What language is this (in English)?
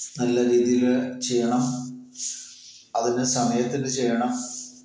Malayalam